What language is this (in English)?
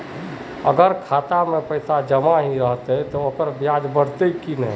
Magahi